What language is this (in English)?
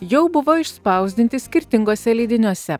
Lithuanian